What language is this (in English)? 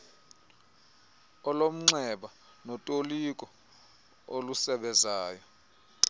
Xhosa